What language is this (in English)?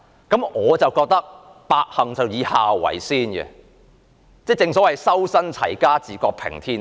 Cantonese